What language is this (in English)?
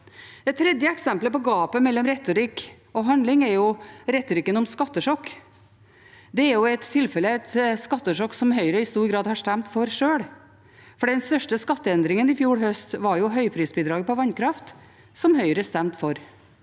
Norwegian